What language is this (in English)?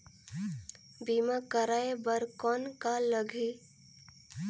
Chhattisgarhi